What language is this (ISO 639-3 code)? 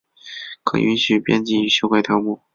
zho